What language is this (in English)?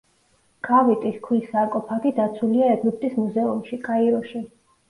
Georgian